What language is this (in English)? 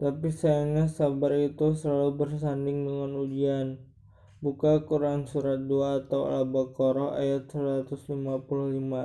Indonesian